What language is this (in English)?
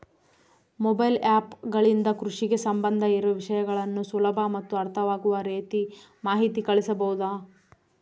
Kannada